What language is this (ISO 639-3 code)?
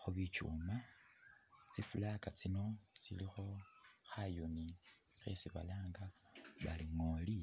myx